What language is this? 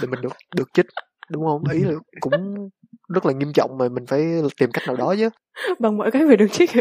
Vietnamese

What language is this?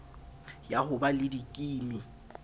Southern Sotho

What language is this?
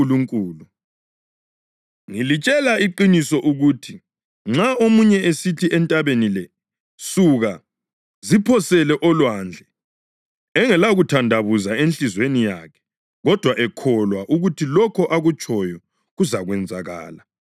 North Ndebele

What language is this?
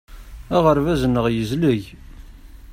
Kabyle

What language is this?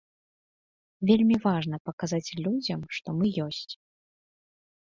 Belarusian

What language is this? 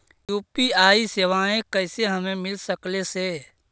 Magahi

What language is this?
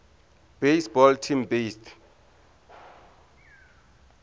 Tsonga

